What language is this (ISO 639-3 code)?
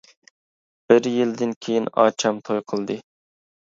uig